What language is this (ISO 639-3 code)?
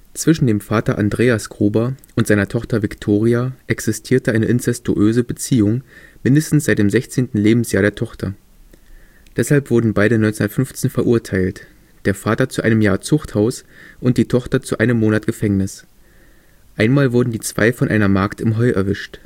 deu